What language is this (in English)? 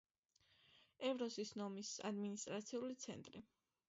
Georgian